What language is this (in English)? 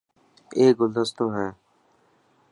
Dhatki